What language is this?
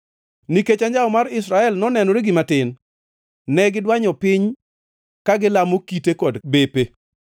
Luo (Kenya and Tanzania)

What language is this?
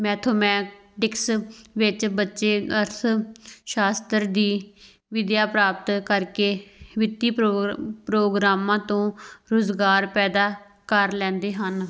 Punjabi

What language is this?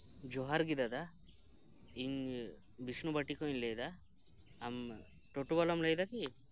Santali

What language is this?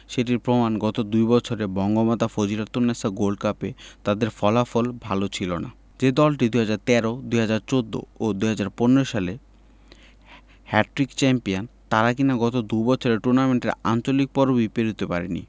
Bangla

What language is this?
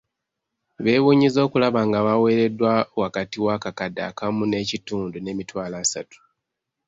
Ganda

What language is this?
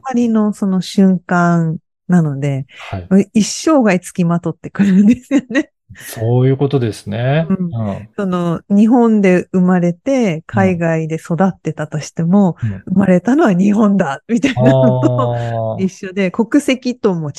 Japanese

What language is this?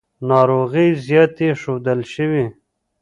Pashto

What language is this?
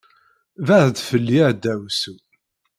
Kabyle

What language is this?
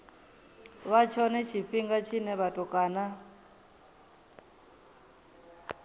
Venda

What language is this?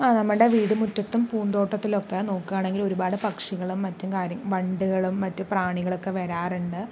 Malayalam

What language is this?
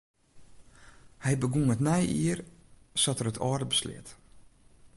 Western Frisian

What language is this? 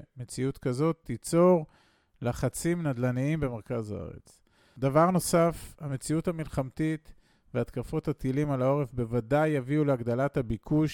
Hebrew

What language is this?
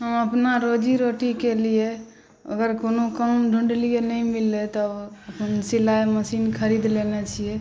Maithili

